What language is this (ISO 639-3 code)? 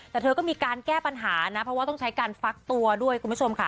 tha